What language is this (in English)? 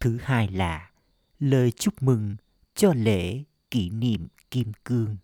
Vietnamese